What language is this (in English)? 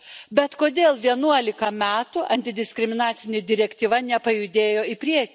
Lithuanian